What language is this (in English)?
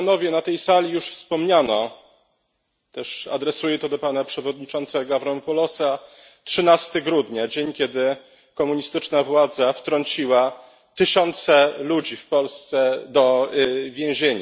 Polish